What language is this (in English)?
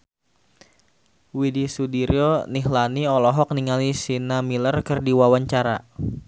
Sundanese